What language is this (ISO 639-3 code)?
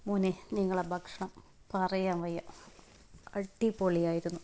mal